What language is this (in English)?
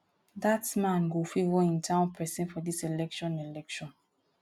Nigerian Pidgin